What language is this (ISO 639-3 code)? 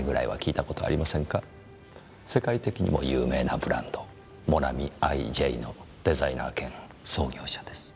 jpn